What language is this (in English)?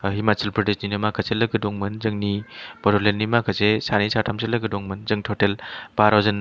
Bodo